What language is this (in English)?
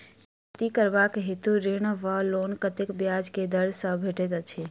Maithili